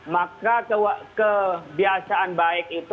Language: Indonesian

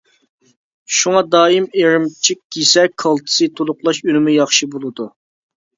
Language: Uyghur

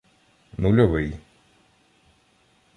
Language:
Ukrainian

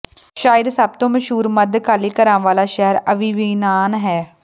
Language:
Punjabi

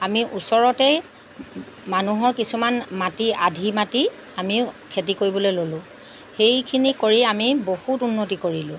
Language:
Assamese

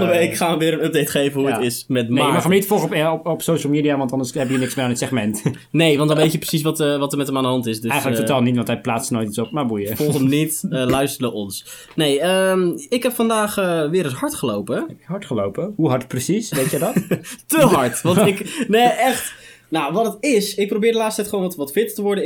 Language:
Dutch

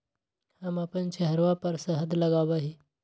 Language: Magahi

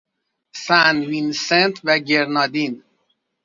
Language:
Persian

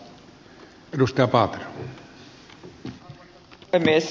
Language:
Finnish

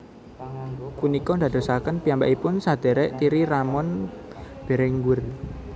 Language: Javanese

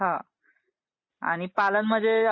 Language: Marathi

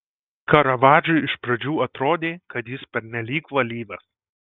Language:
Lithuanian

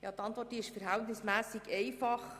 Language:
Swiss German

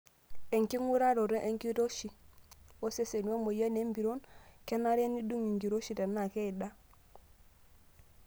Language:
Masai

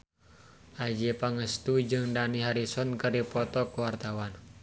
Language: Sundanese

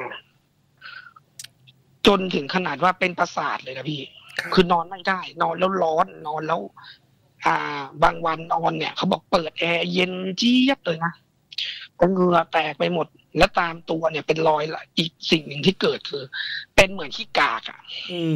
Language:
Thai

